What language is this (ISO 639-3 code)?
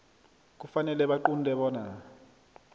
nbl